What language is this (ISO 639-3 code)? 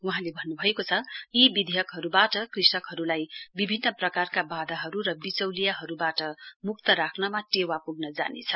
nep